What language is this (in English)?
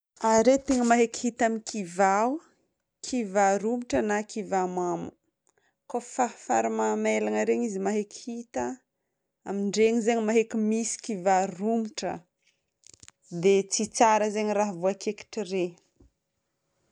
Northern Betsimisaraka Malagasy